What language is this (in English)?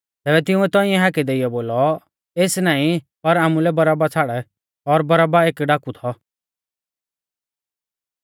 Mahasu Pahari